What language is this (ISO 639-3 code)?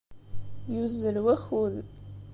kab